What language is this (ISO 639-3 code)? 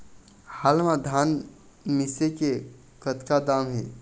hne